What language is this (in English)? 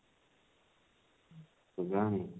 Odia